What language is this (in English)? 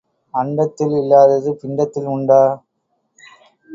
Tamil